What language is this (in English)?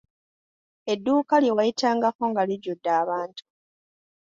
Ganda